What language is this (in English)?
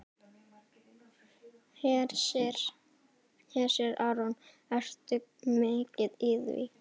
Icelandic